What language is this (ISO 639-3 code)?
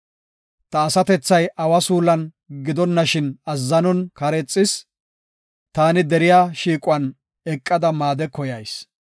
gof